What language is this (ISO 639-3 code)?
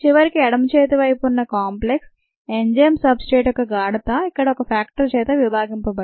tel